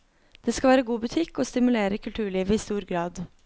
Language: Norwegian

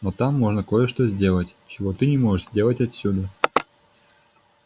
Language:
Russian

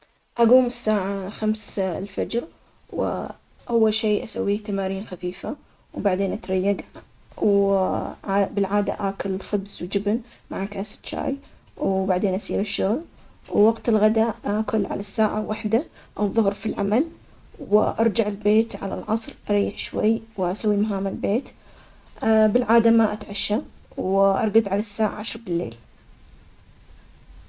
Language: Omani Arabic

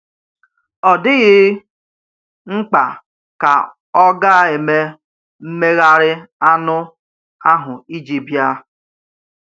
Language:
Igbo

